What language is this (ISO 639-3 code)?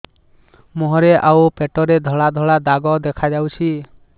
ori